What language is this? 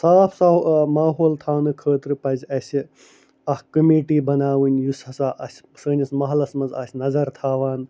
Kashmiri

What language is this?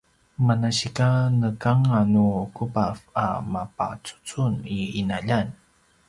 Paiwan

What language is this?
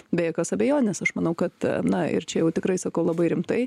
Lithuanian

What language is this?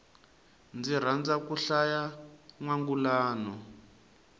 Tsonga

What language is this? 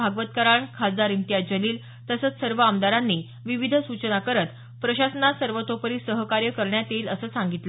Marathi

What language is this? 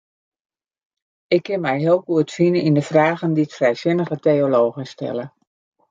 Western Frisian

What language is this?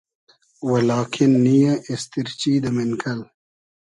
Hazaragi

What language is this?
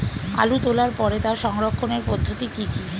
Bangla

